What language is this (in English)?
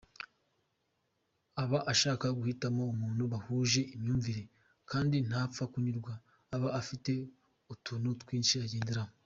Kinyarwanda